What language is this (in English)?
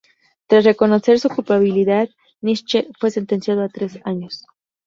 Spanish